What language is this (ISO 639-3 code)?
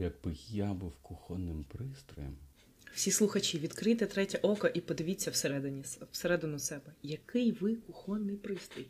ukr